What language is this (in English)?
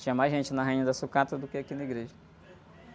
Portuguese